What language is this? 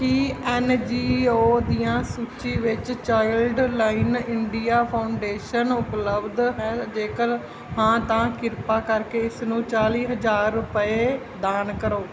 Punjabi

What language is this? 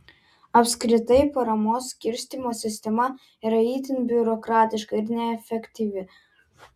Lithuanian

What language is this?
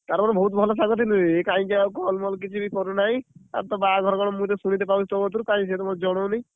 Odia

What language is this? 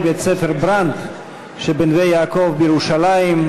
Hebrew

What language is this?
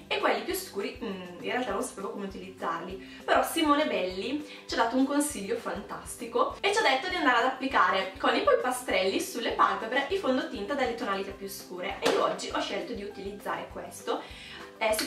Italian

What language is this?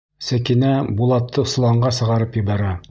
Bashkir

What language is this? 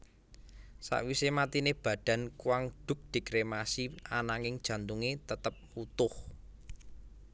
Javanese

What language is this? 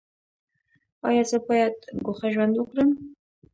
Pashto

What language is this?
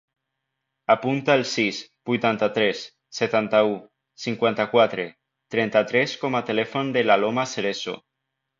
Catalan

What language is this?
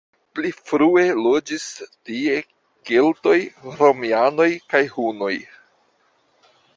Esperanto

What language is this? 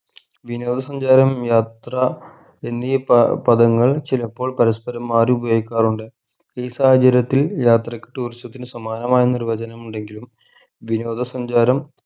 Malayalam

